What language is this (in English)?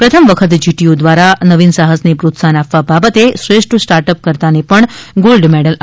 Gujarati